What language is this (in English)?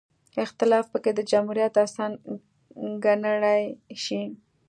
Pashto